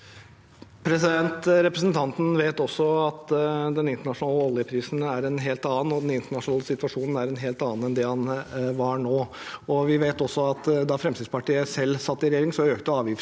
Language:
Norwegian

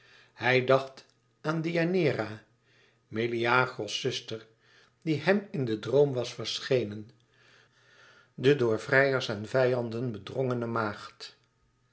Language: Dutch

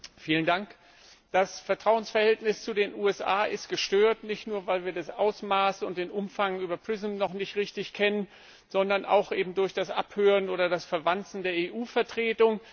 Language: German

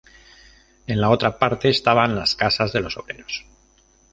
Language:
Spanish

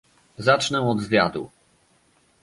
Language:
Polish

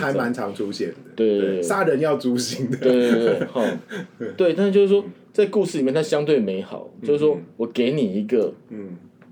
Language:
Chinese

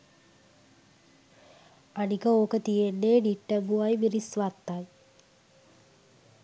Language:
Sinhala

